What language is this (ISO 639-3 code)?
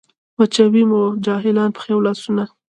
pus